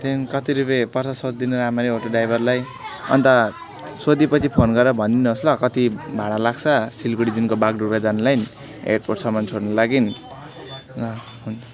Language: Nepali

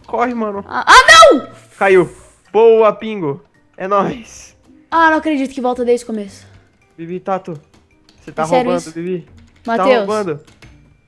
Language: Portuguese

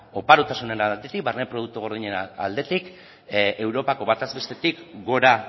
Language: Basque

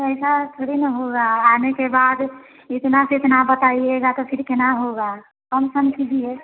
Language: Hindi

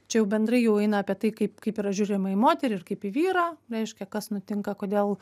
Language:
Lithuanian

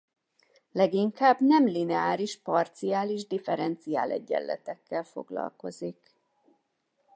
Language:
Hungarian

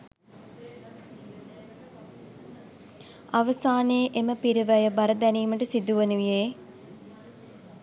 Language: Sinhala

